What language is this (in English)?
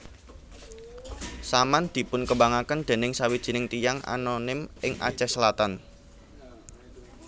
Javanese